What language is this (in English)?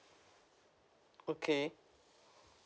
English